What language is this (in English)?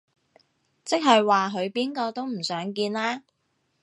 Cantonese